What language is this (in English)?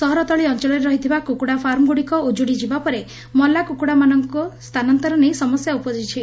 Odia